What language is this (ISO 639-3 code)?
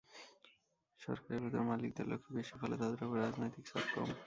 ben